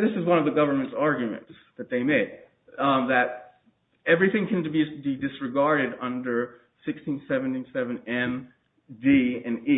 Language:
English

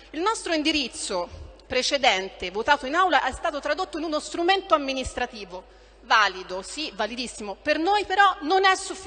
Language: Italian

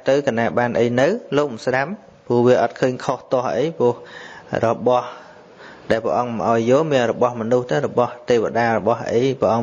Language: Vietnamese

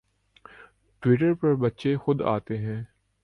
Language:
Urdu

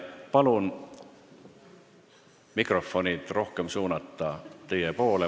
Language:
Estonian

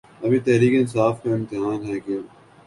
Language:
Urdu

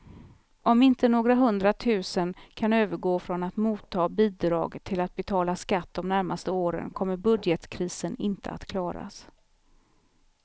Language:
Swedish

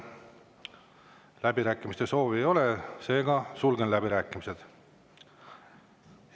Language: Estonian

